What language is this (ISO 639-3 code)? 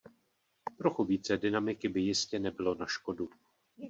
ces